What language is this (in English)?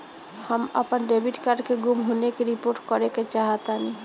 Bhojpuri